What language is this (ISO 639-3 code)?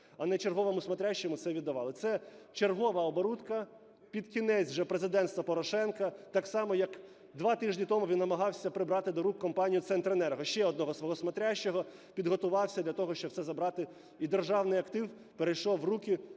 ukr